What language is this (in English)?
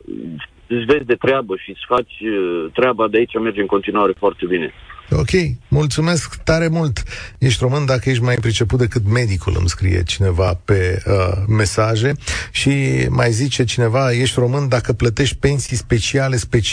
Romanian